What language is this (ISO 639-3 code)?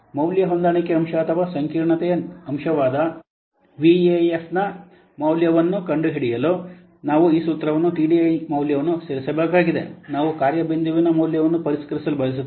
kan